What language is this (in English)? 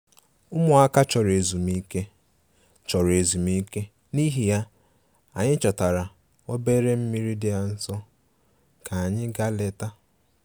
Igbo